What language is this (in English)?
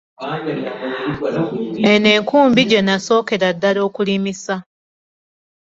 Ganda